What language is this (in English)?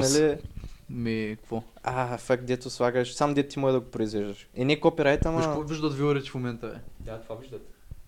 Bulgarian